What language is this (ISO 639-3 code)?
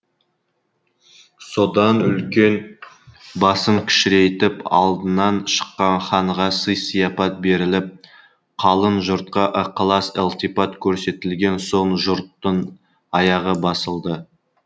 kaz